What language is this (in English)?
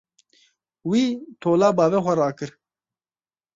Kurdish